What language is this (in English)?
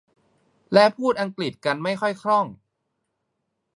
Thai